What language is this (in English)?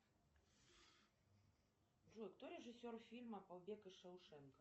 Russian